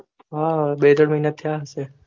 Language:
Gujarati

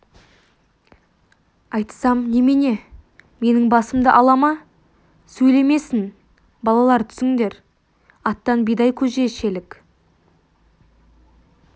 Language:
Kazakh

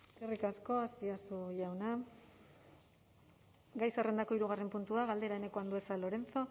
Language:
Basque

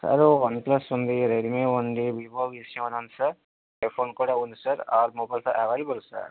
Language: Telugu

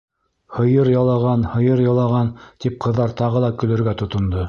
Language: Bashkir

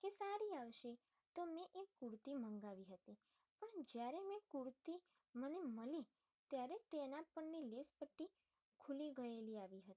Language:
Gujarati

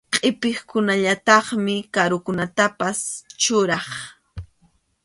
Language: Arequipa-La Unión Quechua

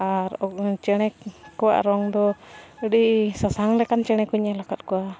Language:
Santali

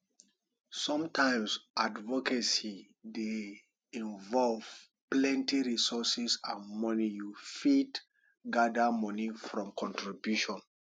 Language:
Nigerian Pidgin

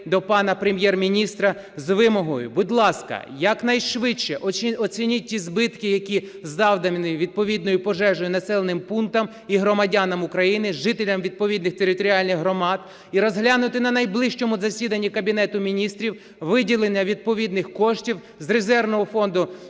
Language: Ukrainian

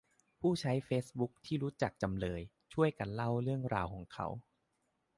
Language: Thai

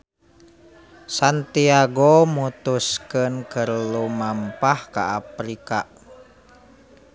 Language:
Sundanese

